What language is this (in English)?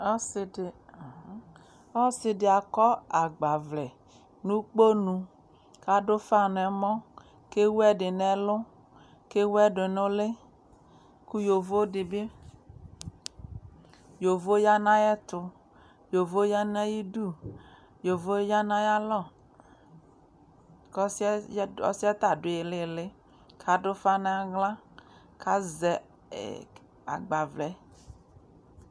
Ikposo